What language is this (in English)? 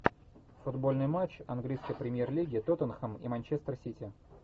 Russian